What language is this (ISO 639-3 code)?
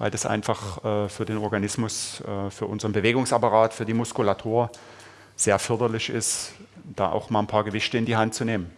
deu